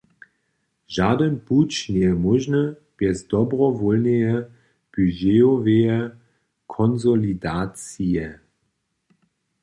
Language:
Upper Sorbian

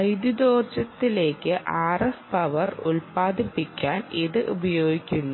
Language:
Malayalam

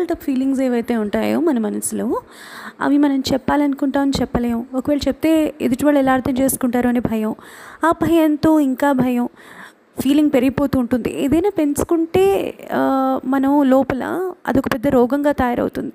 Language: Telugu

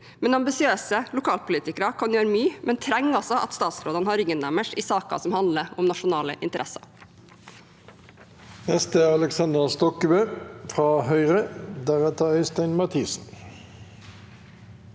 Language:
Norwegian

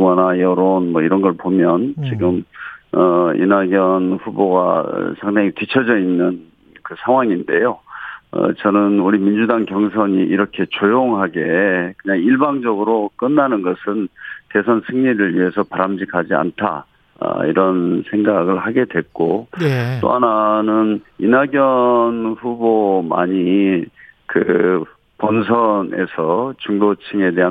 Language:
Korean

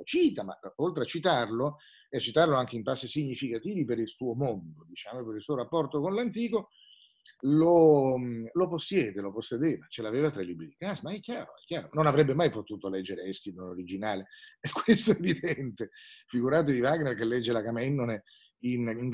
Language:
Italian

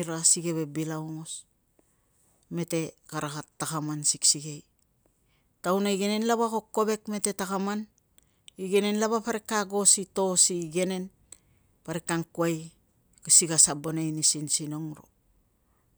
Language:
Tungag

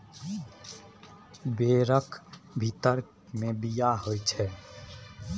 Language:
Maithili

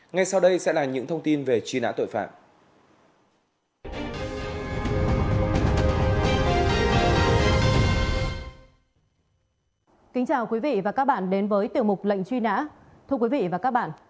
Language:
Vietnamese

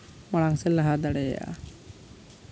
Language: Santali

